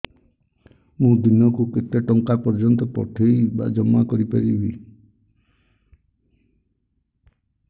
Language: Odia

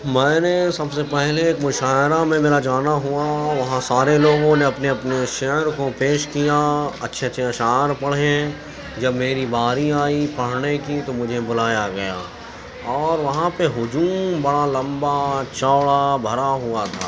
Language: Urdu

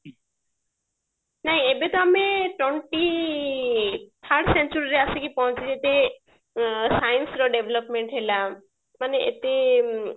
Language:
Odia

